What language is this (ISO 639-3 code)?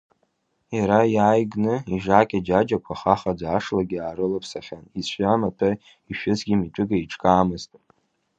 abk